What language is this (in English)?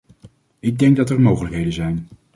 Dutch